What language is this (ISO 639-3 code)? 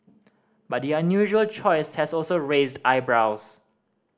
eng